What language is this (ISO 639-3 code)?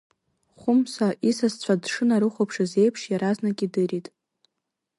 abk